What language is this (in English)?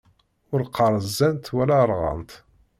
Kabyle